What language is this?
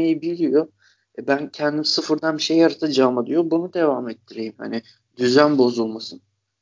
Turkish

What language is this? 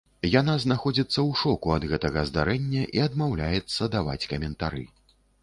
Belarusian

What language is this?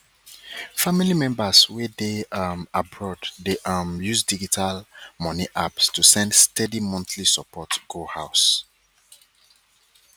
Nigerian Pidgin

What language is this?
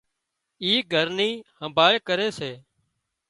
Wadiyara Koli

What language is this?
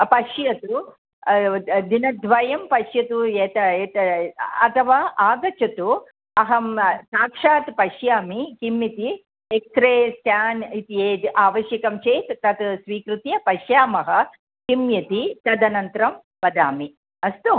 Sanskrit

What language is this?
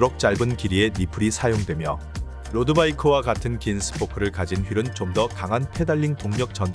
Korean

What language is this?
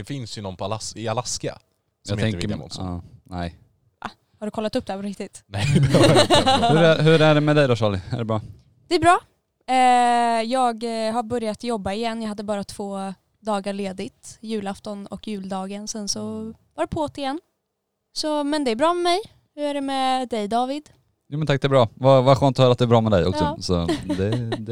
Swedish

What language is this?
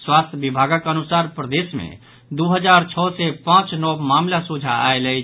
Maithili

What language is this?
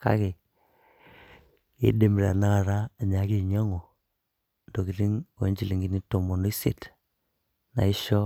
Masai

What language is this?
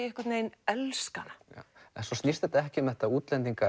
Icelandic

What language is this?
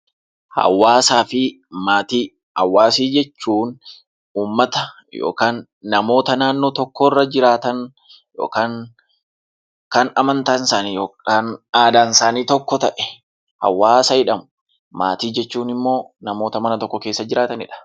Oromo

